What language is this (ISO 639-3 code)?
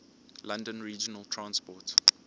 eng